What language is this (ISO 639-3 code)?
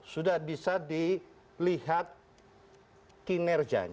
ind